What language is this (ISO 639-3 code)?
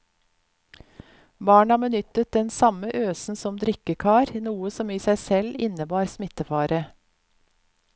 nor